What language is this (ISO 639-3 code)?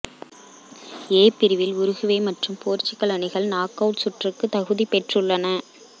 tam